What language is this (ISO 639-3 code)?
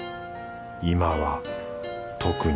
jpn